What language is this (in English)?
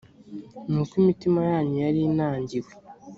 Kinyarwanda